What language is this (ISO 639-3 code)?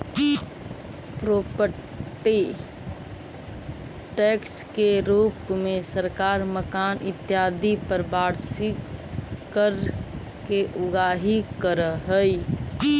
mag